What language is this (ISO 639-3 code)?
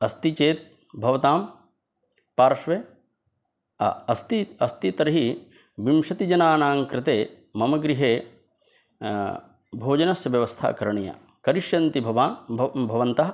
san